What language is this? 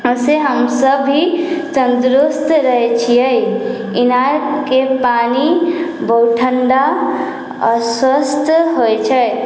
Maithili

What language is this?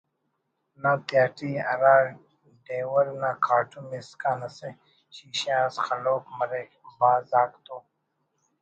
Brahui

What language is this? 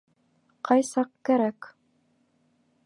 Bashkir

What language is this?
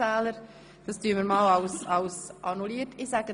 Swiss German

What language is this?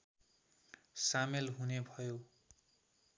Nepali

